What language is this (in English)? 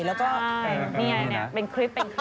Thai